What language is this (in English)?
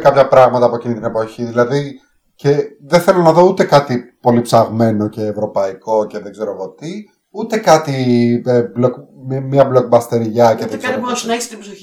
Greek